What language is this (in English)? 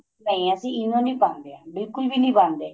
Punjabi